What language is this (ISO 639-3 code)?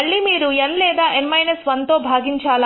tel